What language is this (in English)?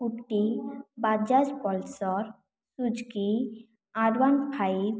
Odia